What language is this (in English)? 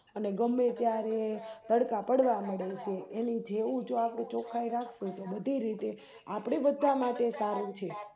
Gujarati